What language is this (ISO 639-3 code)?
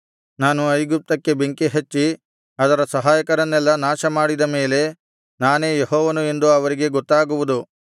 kan